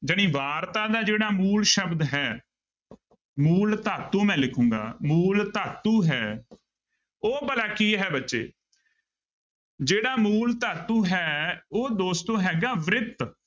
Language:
Punjabi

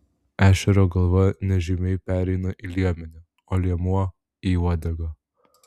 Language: Lithuanian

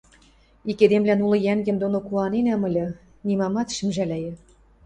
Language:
Western Mari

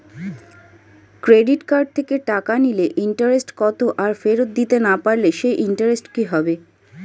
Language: Bangla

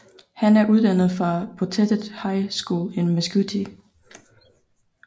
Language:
Danish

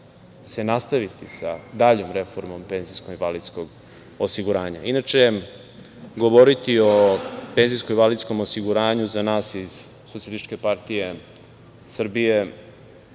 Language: Serbian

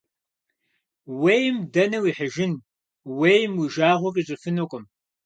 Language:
Kabardian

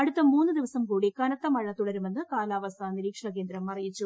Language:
Malayalam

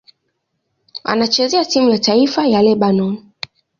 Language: Swahili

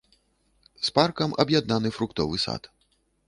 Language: Belarusian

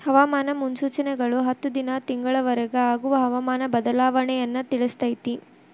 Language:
Kannada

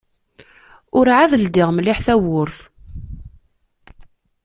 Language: Kabyle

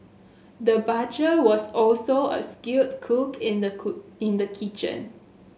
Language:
English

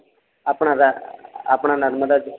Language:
Gujarati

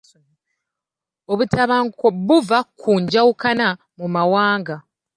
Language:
Ganda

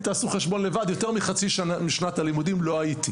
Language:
Hebrew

